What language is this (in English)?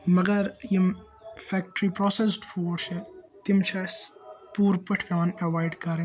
Kashmiri